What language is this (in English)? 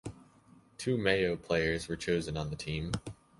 English